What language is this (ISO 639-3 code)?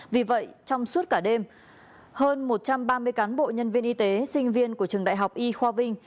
vie